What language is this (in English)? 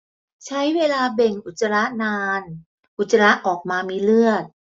Thai